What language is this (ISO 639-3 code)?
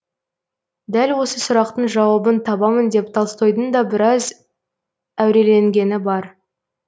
kaz